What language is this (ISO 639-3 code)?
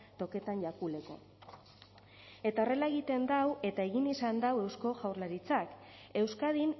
eus